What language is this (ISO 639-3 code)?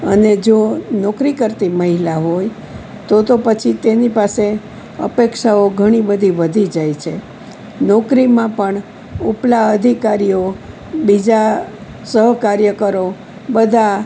guj